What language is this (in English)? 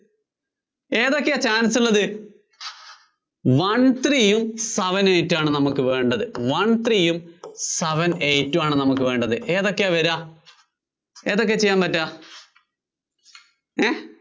Malayalam